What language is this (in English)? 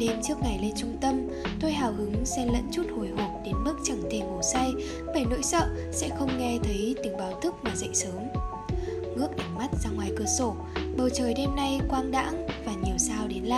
Vietnamese